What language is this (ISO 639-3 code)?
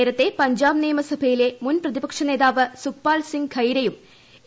mal